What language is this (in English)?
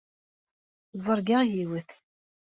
Kabyle